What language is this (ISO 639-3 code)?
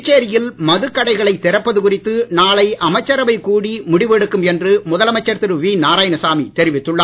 tam